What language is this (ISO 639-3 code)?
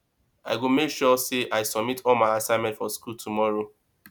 pcm